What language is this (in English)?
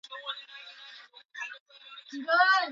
Swahili